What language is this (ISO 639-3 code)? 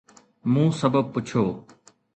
snd